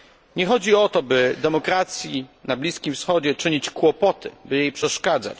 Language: Polish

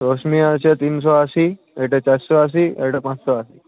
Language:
Bangla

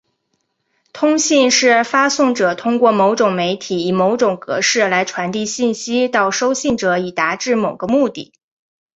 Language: Chinese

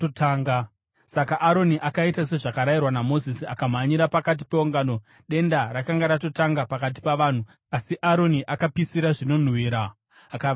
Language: Shona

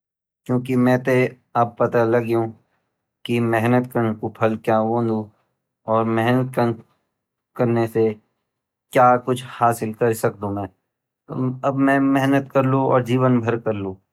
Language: Garhwali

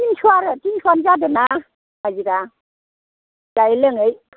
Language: Bodo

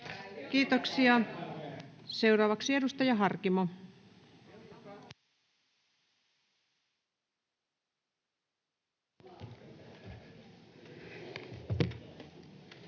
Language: Finnish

